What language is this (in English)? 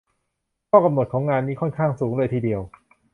Thai